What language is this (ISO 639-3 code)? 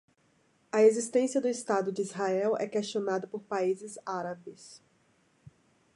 por